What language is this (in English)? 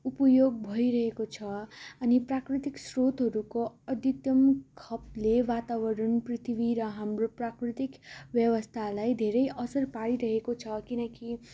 Nepali